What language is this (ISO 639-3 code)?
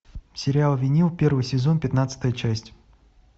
rus